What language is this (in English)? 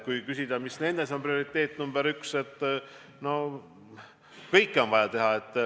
Estonian